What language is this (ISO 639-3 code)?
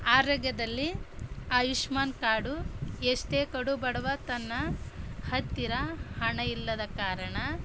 kan